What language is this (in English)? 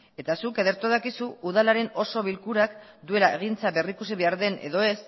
Basque